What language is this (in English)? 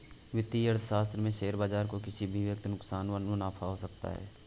Hindi